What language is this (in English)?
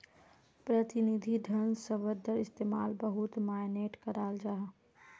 Magahi